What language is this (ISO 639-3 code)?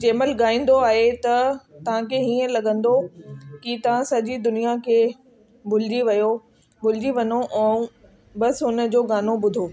snd